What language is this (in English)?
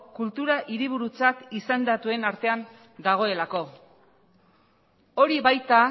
Basque